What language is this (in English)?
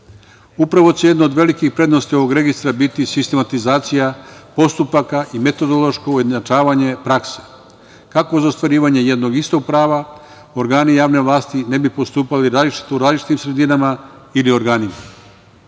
Serbian